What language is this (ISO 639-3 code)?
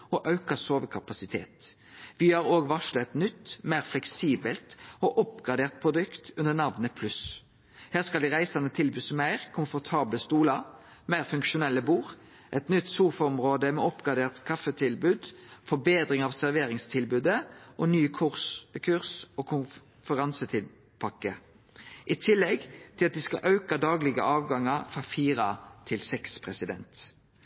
nno